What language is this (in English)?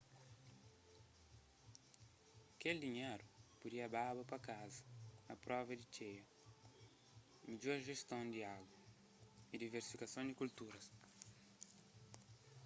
Kabuverdianu